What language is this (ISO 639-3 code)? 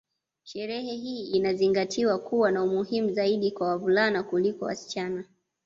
swa